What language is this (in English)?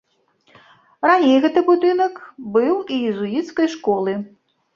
Belarusian